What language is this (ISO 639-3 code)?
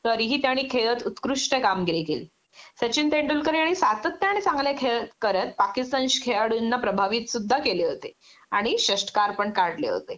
mar